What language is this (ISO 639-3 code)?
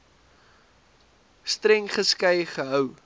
afr